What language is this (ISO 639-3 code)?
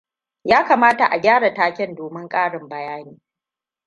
hau